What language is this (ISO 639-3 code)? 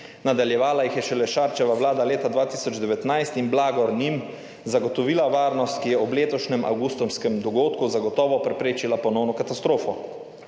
slv